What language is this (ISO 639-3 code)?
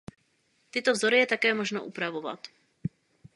ces